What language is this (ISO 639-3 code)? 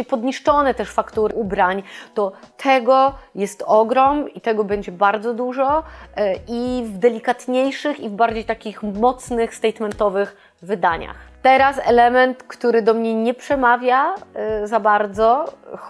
pol